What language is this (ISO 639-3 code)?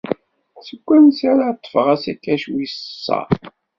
kab